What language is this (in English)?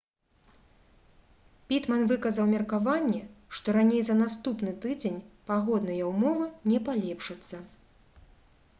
Belarusian